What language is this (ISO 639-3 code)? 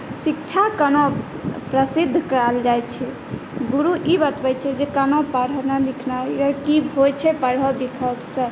mai